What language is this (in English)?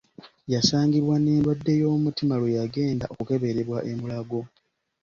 Ganda